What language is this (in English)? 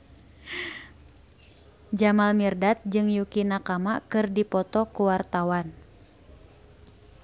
Sundanese